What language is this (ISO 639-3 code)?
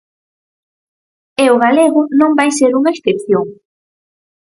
glg